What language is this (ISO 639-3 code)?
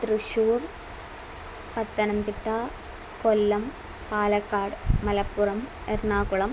san